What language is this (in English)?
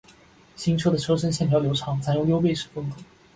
Chinese